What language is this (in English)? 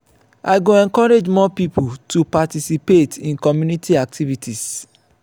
Nigerian Pidgin